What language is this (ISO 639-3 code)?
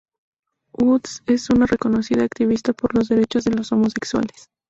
spa